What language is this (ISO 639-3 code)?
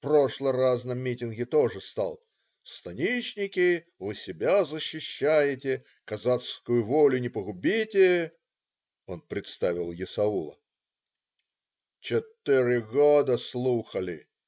rus